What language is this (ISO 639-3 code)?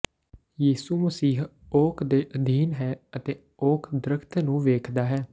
pan